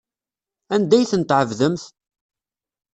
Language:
Kabyle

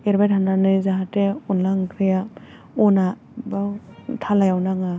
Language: Bodo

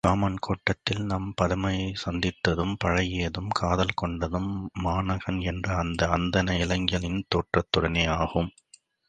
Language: Tamil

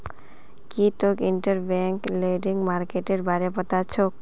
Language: Magahi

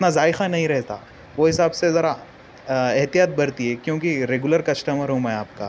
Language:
Urdu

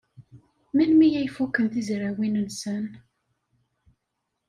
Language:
Kabyle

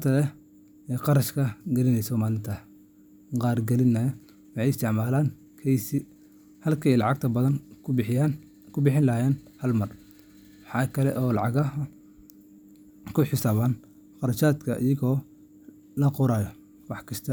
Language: Somali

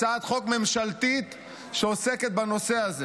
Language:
Hebrew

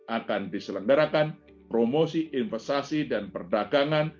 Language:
Indonesian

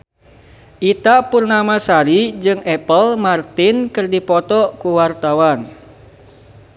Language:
Sundanese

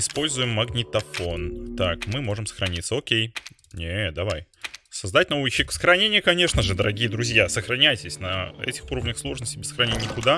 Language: Russian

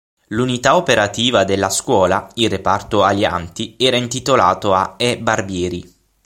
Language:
Italian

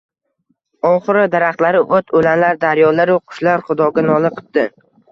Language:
Uzbek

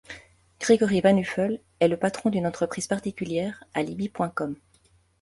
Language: French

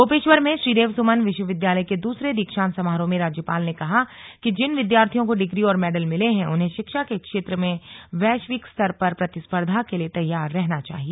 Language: Hindi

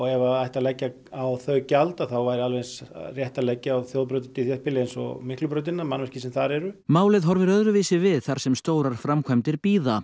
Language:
Icelandic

